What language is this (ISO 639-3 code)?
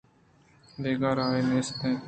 bgp